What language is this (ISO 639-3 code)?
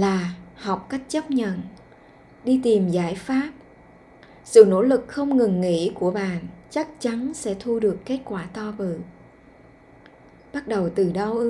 vie